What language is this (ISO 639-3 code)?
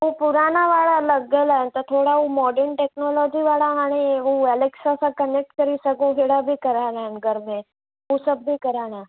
snd